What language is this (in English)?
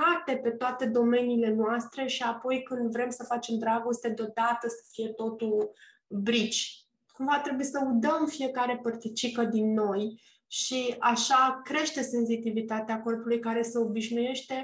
Romanian